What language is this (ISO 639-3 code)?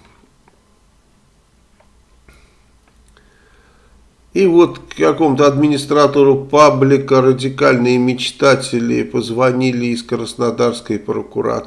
rus